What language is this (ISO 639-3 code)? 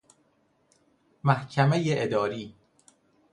fas